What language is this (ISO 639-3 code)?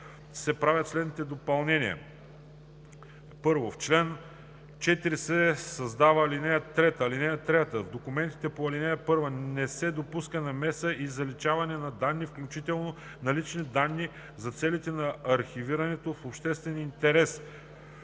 bul